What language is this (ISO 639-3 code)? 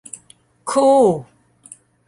tha